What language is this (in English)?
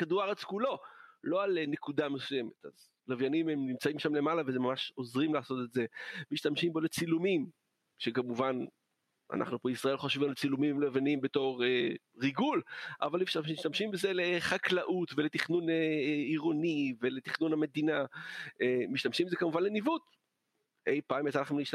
Hebrew